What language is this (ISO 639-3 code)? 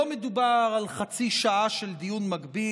heb